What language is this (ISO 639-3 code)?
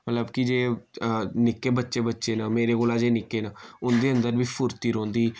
doi